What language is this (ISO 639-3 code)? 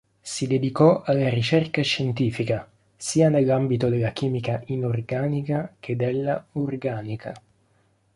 ita